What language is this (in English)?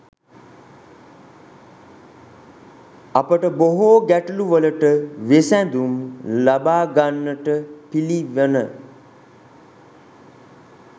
Sinhala